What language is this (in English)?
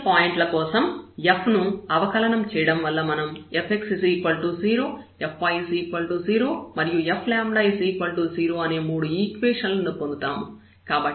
Telugu